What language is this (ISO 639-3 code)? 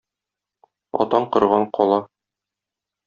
tat